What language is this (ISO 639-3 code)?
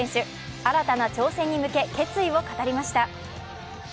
jpn